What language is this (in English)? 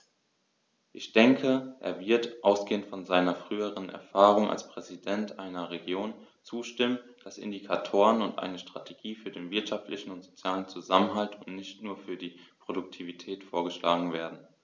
German